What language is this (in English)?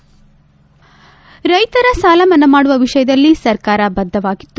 Kannada